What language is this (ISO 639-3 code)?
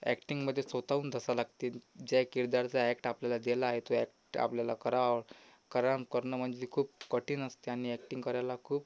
mar